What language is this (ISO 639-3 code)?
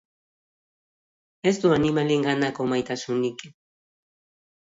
eus